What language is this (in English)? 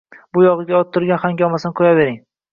Uzbek